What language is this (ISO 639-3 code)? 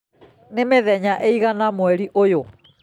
kik